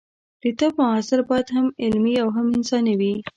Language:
Pashto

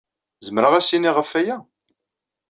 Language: Kabyle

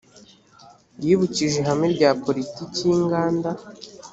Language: Kinyarwanda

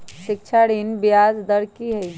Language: Magahi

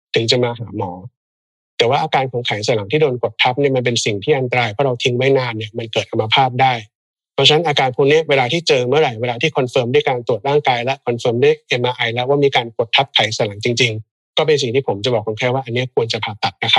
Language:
Thai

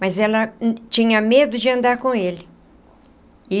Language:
Portuguese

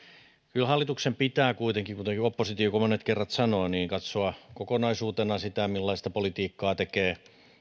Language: Finnish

